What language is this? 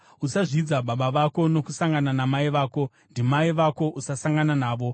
Shona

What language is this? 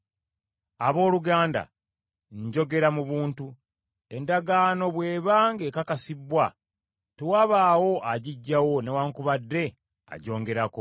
Ganda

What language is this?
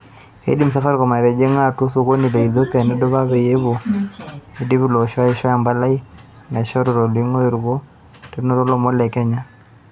Masai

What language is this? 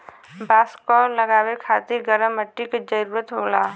Bhojpuri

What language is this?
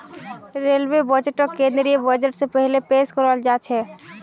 Magahi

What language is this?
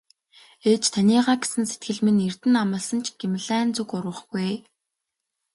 Mongolian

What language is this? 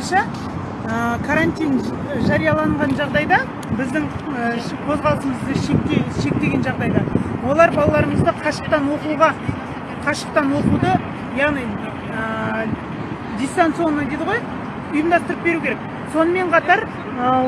Kazakh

